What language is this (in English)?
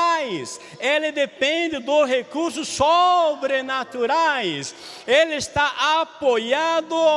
Portuguese